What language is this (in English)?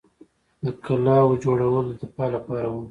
Pashto